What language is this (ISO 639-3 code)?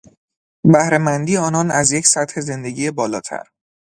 fas